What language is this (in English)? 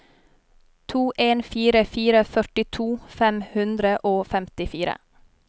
Norwegian